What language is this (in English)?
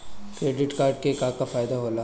Bhojpuri